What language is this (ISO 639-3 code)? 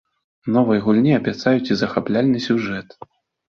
bel